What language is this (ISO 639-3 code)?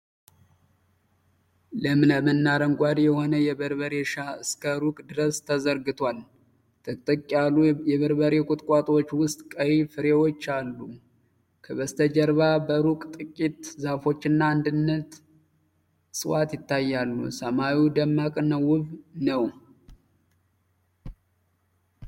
amh